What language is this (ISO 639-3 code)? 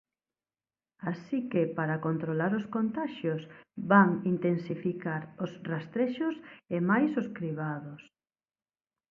glg